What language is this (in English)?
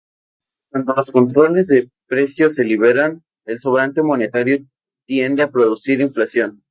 Spanish